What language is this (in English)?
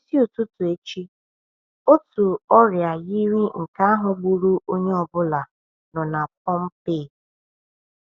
Igbo